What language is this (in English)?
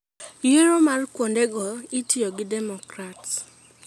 Luo (Kenya and Tanzania)